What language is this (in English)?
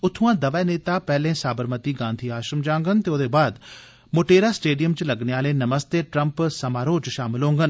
Dogri